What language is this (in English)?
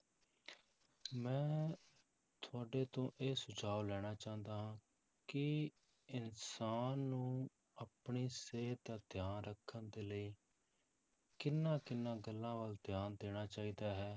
Punjabi